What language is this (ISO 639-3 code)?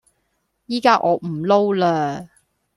yue